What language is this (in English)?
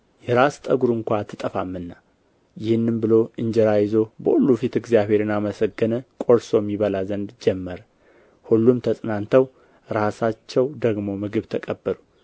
Amharic